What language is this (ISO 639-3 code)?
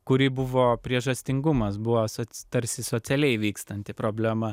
lit